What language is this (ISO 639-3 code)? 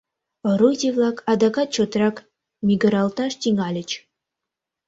chm